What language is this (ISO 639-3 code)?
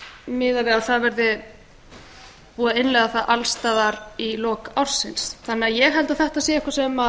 isl